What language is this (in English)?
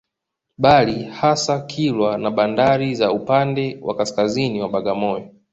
Swahili